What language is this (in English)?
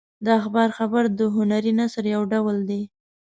Pashto